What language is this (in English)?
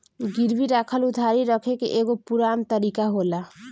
Bhojpuri